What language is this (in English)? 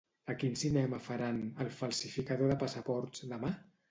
Catalan